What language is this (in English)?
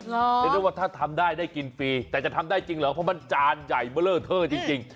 Thai